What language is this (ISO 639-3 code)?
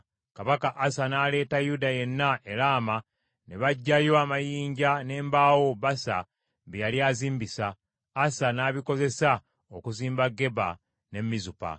lug